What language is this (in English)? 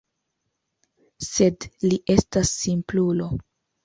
Esperanto